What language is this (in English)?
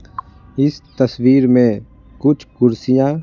Hindi